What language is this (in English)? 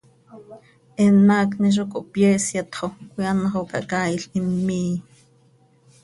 Seri